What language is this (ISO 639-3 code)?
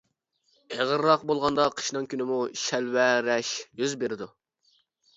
uig